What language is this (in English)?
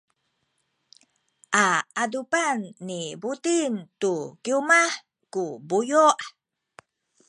Sakizaya